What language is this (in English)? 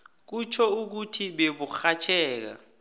South Ndebele